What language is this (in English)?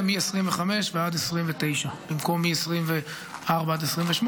Hebrew